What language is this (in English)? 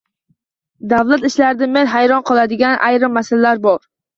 Uzbek